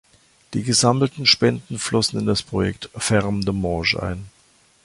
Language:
German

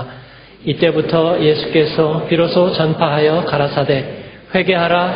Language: Korean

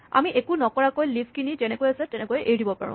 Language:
Assamese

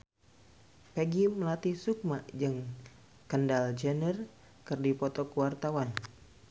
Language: Sundanese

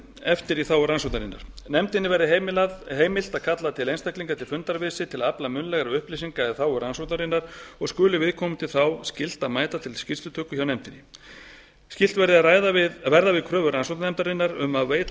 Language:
Icelandic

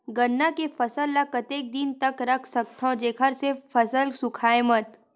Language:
Chhattisgarhi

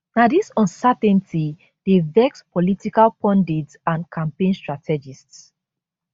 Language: Nigerian Pidgin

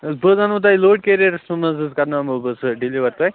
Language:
Kashmiri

